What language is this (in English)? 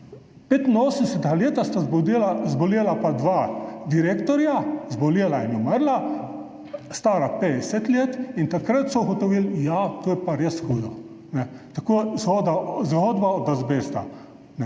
Slovenian